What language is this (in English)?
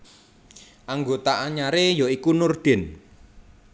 Javanese